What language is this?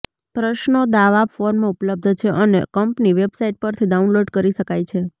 Gujarati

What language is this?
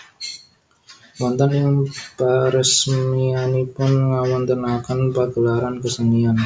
Javanese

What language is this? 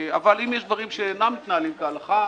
Hebrew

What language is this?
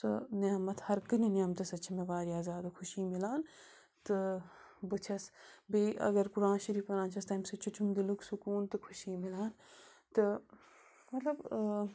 Kashmiri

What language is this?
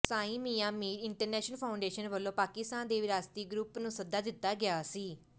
Punjabi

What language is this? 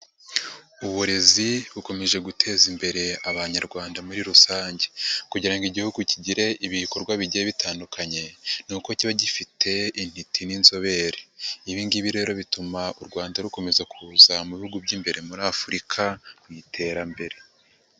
Kinyarwanda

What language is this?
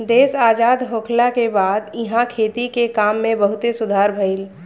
Bhojpuri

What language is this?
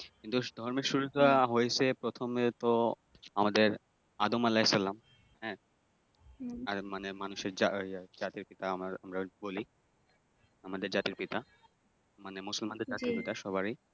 Bangla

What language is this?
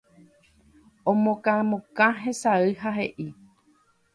Guarani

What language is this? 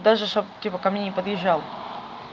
Russian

